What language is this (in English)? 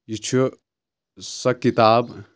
Kashmiri